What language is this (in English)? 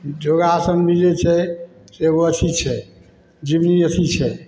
Maithili